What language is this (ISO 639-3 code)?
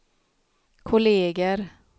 swe